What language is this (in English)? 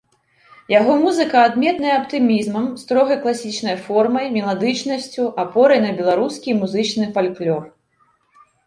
Belarusian